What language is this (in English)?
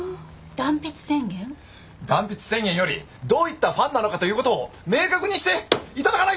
Japanese